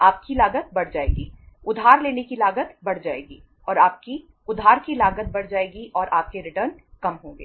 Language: Hindi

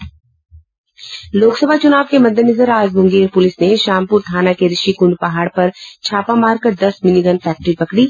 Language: Hindi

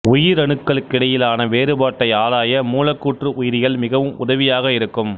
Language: Tamil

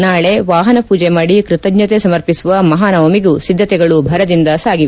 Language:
Kannada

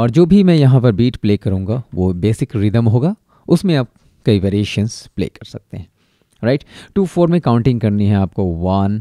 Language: Hindi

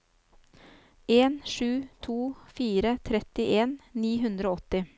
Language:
Norwegian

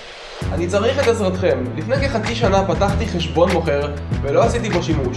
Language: Hebrew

